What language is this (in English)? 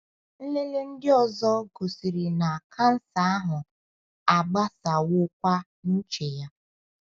Igbo